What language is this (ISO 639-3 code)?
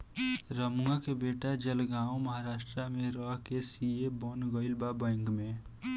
bho